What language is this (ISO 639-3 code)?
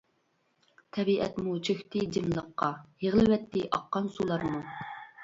uig